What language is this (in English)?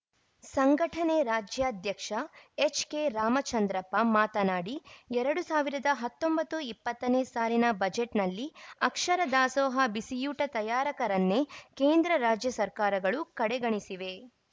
Kannada